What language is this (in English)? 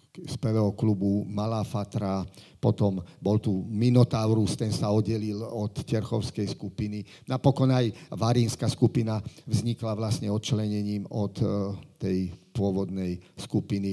Slovak